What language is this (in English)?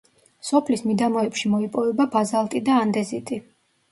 Georgian